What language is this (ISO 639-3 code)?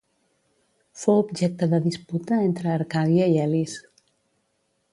cat